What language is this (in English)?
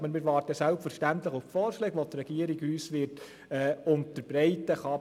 Swiss German